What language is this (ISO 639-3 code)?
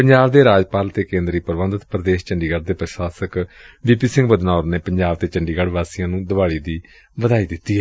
pan